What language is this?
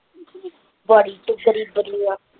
Punjabi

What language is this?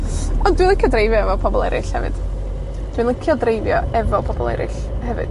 Welsh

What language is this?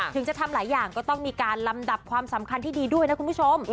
Thai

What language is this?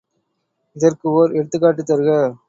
Tamil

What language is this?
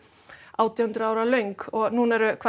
Icelandic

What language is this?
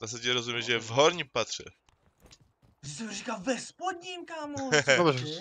Czech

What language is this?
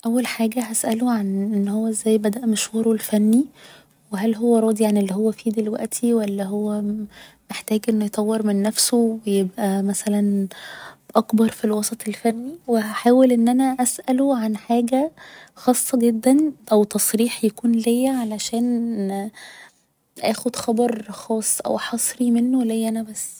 Egyptian Arabic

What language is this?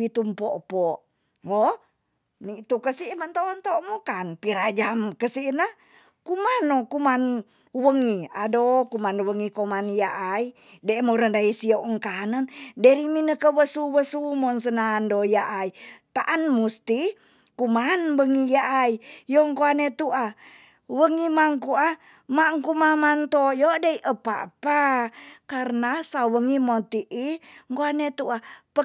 Tonsea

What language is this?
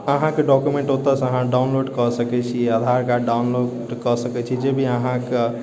Maithili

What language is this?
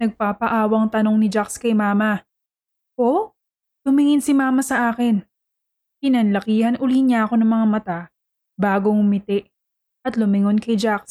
Filipino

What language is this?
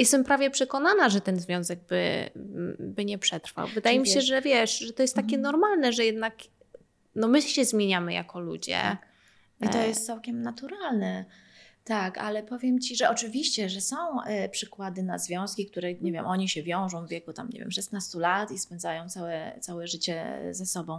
Polish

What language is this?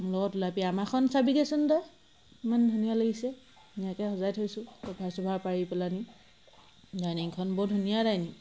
Assamese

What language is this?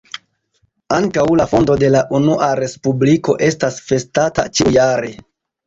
Esperanto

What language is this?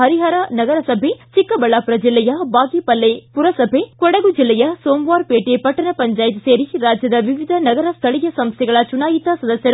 Kannada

